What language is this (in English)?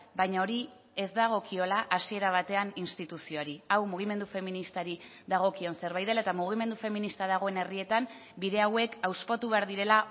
Basque